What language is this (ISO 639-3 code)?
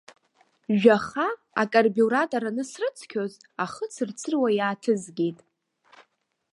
abk